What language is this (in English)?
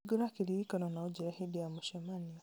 Kikuyu